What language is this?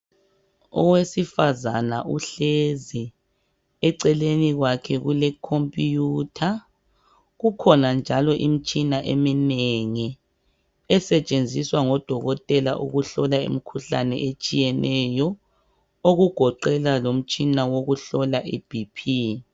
North Ndebele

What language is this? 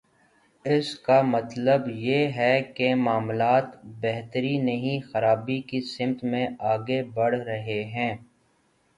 Urdu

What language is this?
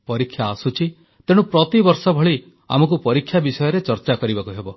Odia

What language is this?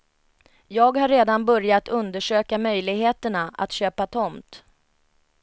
Swedish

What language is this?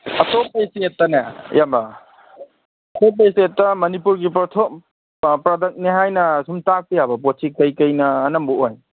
Manipuri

